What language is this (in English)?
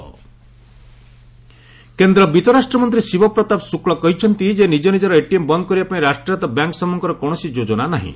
Odia